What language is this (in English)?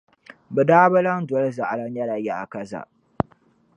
Dagbani